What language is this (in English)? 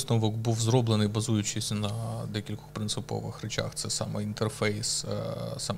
Ukrainian